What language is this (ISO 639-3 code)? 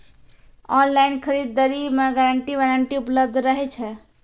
mai